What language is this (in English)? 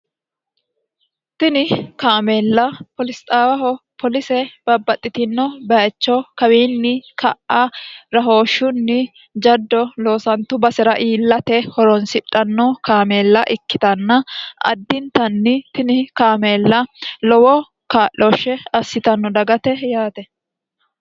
Sidamo